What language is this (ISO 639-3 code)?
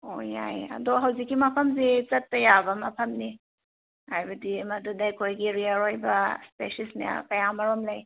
mni